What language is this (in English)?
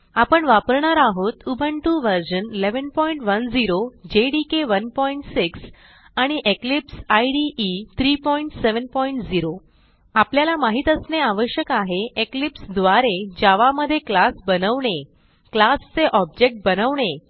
Marathi